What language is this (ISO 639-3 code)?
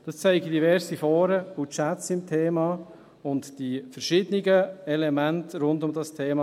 gsw